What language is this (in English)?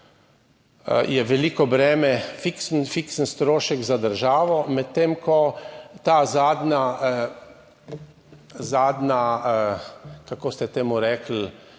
Slovenian